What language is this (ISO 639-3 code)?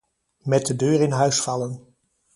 nld